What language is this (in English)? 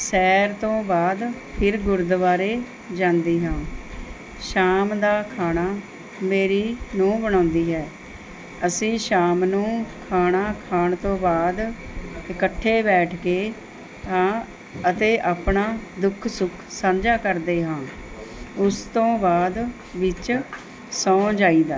Punjabi